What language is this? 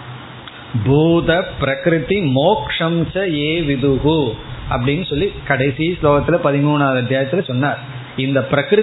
Tamil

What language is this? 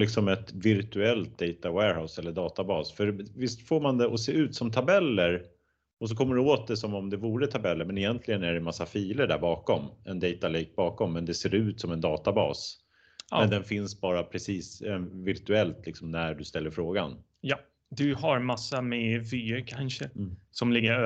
Swedish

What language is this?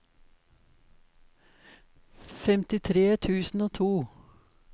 Norwegian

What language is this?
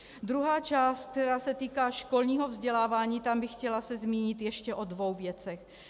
Czech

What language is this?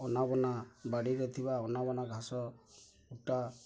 Odia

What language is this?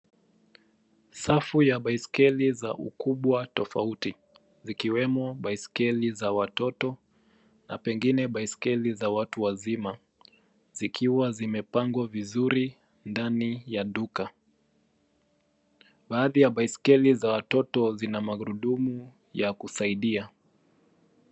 Swahili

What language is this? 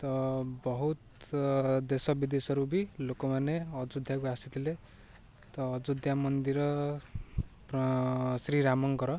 Odia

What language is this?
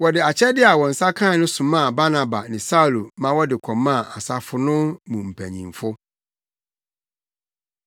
Akan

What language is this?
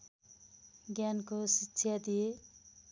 Nepali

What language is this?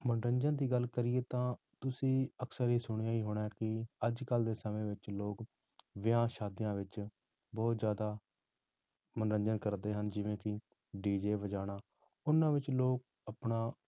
Punjabi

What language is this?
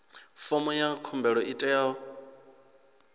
Venda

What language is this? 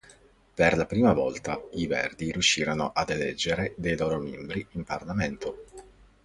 Italian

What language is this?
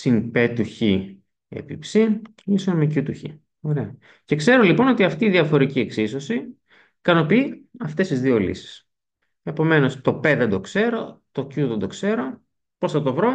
Greek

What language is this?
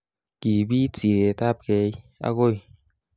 Kalenjin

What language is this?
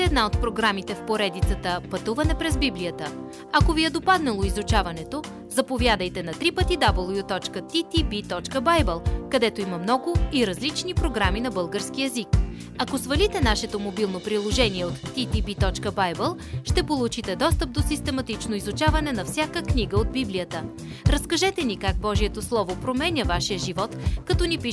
Bulgarian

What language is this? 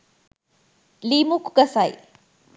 Sinhala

